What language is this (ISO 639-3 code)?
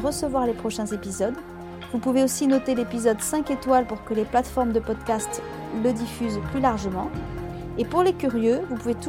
fra